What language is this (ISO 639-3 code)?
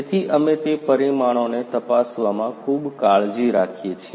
guj